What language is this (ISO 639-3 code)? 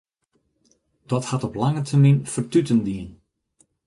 fry